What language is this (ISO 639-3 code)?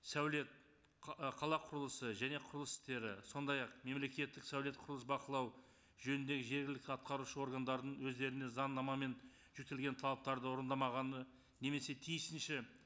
kaz